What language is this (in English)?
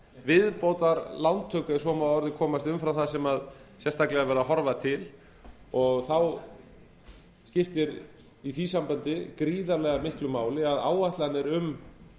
Icelandic